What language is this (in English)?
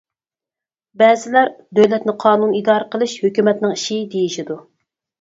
Uyghur